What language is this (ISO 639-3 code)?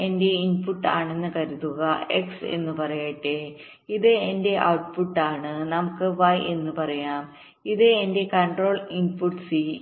mal